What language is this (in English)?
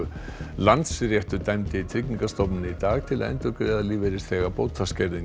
Icelandic